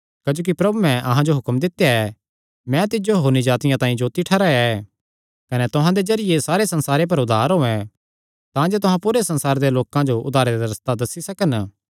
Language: Kangri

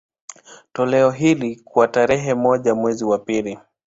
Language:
Swahili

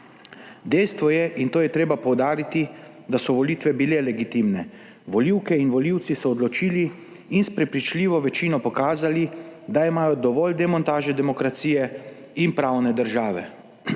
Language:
Slovenian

